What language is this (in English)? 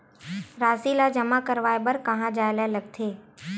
Chhattisgarhi